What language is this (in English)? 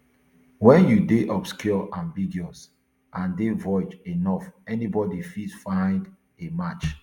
Nigerian Pidgin